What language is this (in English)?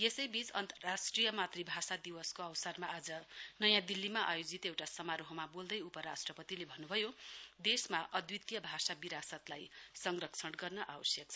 Nepali